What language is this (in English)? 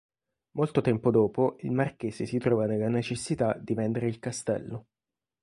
Italian